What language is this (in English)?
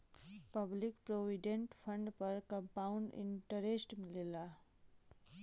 Bhojpuri